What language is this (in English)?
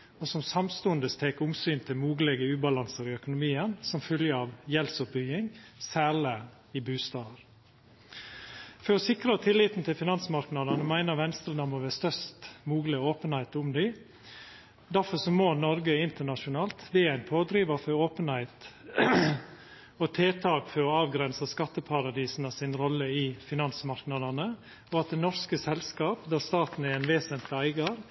Norwegian Nynorsk